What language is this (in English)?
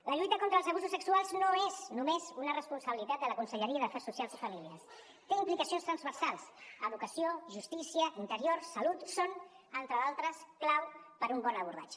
Catalan